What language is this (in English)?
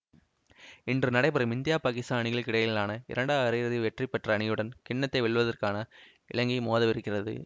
Tamil